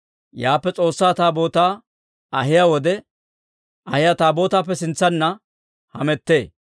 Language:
Dawro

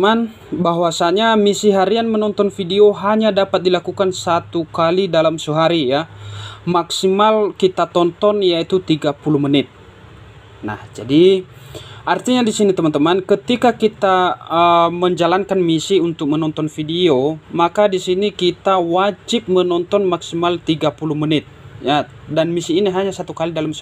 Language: Indonesian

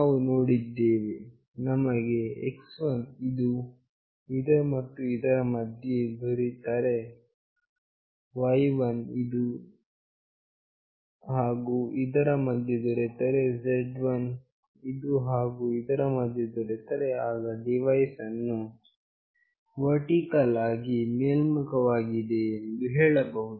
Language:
Kannada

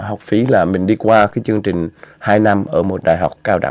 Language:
Vietnamese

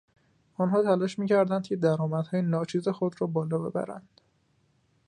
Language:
Persian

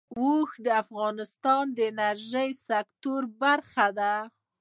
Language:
Pashto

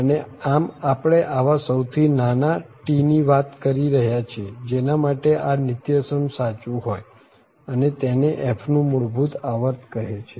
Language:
Gujarati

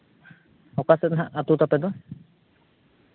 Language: Santali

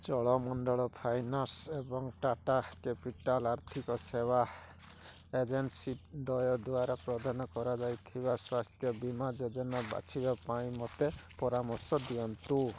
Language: Odia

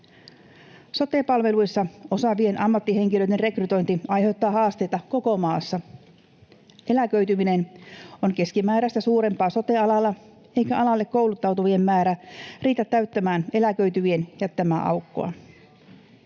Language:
Finnish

